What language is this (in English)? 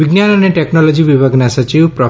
Gujarati